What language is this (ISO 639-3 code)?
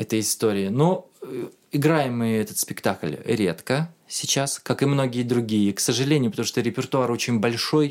rus